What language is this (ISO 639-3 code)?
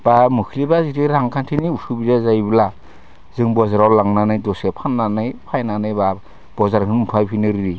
brx